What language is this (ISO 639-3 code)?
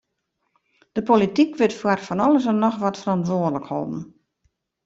fry